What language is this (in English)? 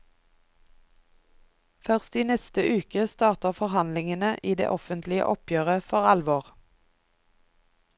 Norwegian